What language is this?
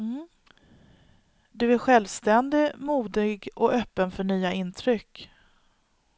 Swedish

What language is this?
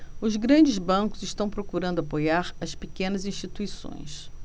Portuguese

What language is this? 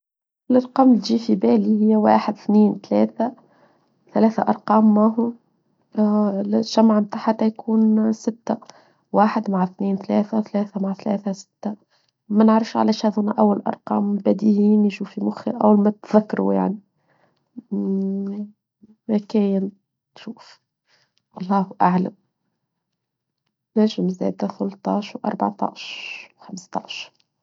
Tunisian Arabic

